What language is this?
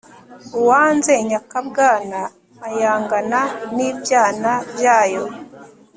Kinyarwanda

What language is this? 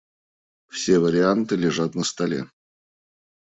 Russian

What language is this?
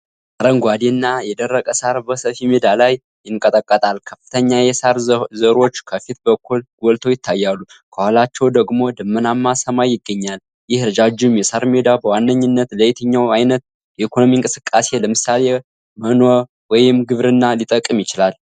Amharic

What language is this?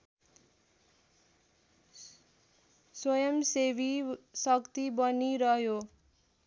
Nepali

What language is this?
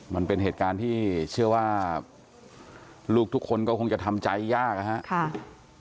Thai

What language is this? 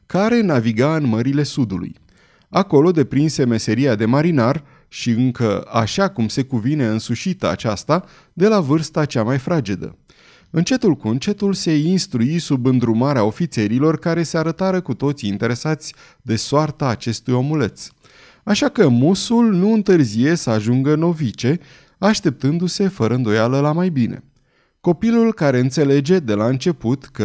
Romanian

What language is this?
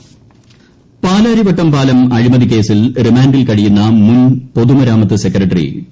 Malayalam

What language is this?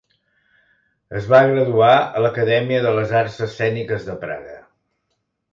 Catalan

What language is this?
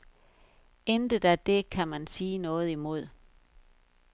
Danish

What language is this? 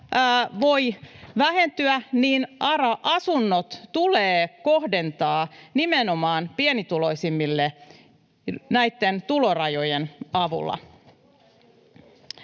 Finnish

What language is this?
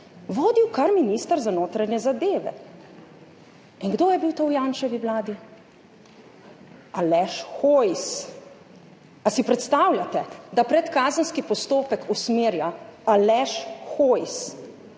Slovenian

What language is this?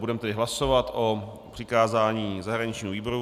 Czech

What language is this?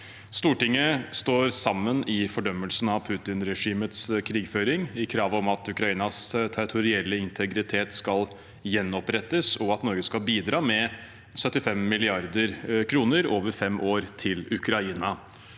Norwegian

